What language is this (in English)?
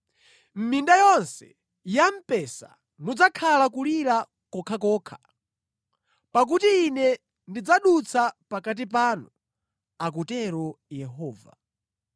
Nyanja